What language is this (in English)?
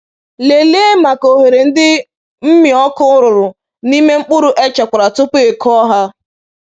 Igbo